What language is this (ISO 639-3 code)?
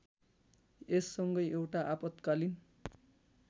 nep